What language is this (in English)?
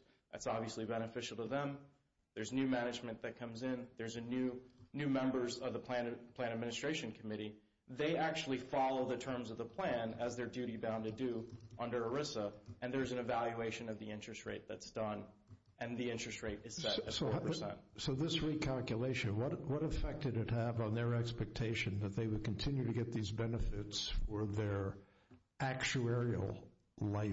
English